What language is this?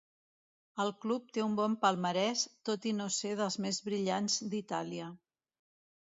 Catalan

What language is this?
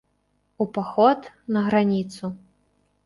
Belarusian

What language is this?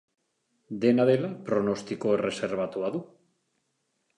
Basque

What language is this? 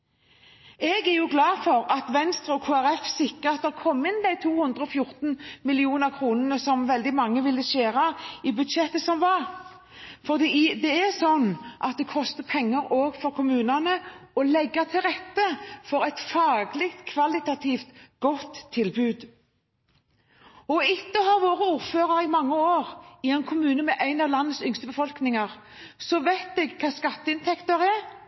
Norwegian Bokmål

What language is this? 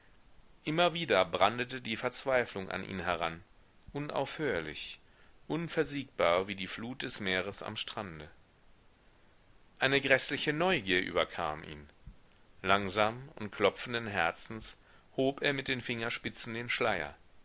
German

